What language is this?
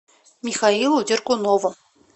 Russian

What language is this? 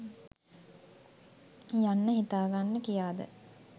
Sinhala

